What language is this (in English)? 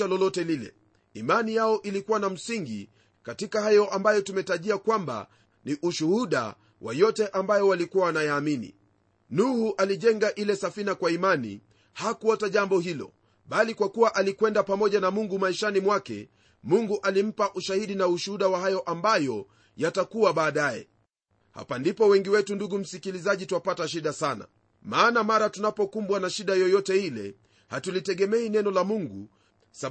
Swahili